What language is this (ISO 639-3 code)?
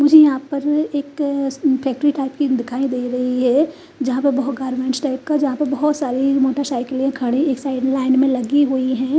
hin